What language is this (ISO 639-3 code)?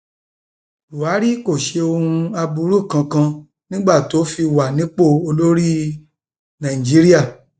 yor